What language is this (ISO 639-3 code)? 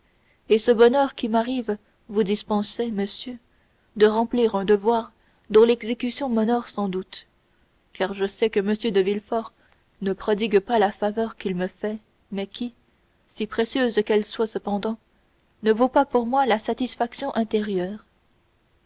fra